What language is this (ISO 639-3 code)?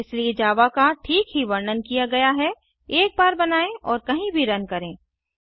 hin